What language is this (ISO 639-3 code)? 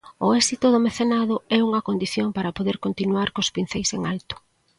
glg